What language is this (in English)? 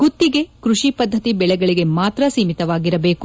Kannada